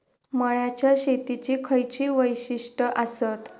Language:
Marathi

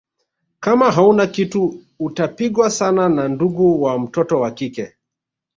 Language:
Swahili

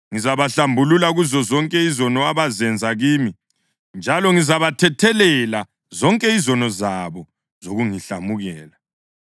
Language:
North Ndebele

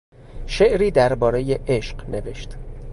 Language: Persian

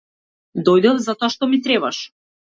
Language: Macedonian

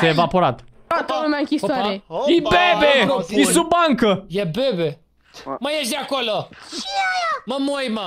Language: Romanian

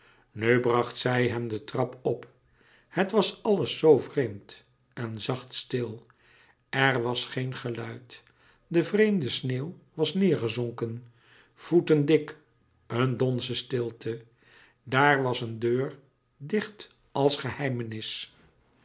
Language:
Dutch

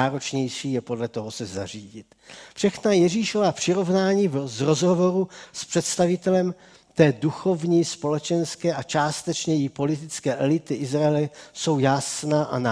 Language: Czech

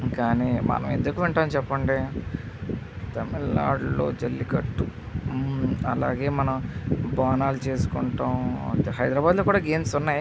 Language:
Telugu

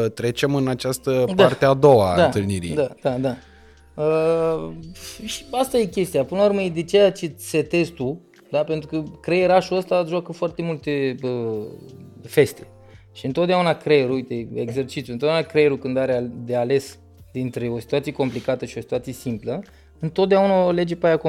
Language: Romanian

